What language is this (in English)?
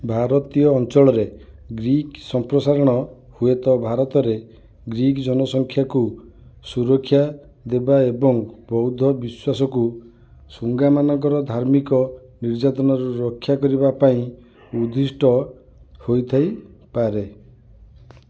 Odia